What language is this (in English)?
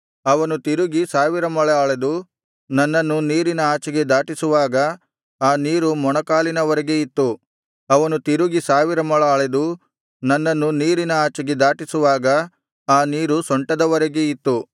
Kannada